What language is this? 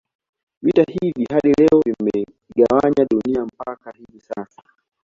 Swahili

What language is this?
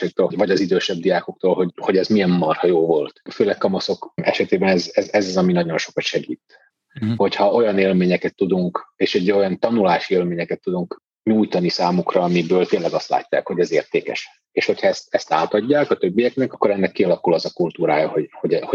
Hungarian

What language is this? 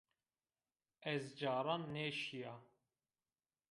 Zaza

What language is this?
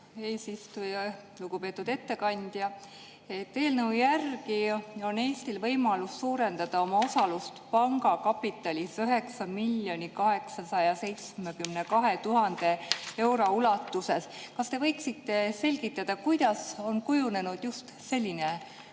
Estonian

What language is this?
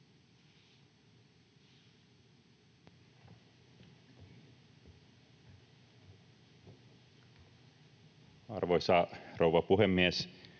Finnish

